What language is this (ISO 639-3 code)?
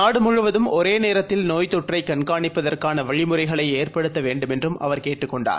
tam